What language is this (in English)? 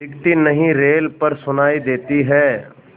Hindi